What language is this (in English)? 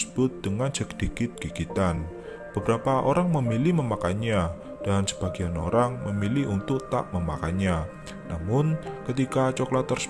Indonesian